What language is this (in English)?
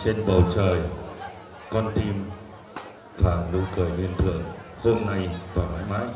Vietnamese